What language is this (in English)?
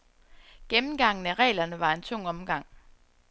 Danish